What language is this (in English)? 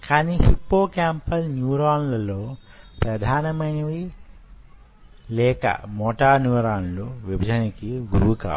Telugu